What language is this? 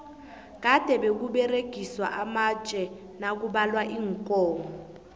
South Ndebele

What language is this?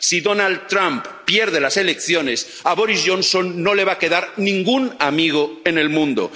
Spanish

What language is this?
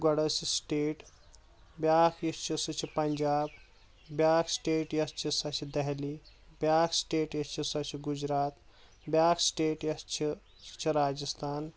Kashmiri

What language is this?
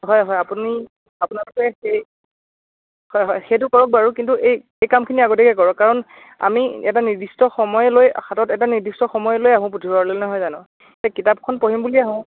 Assamese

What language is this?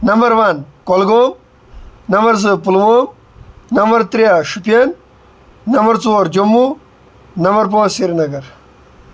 Kashmiri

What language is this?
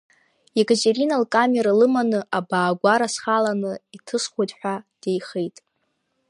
Abkhazian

